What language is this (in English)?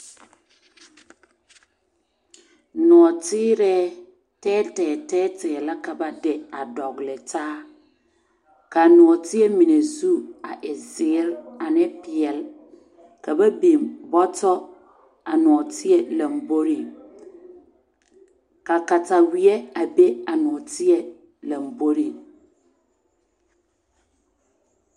Southern Dagaare